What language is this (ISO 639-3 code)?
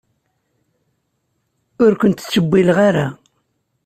kab